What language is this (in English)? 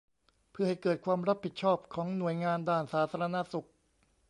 Thai